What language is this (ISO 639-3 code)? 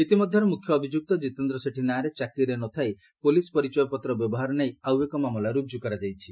ori